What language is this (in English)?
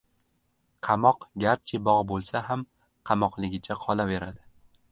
Uzbek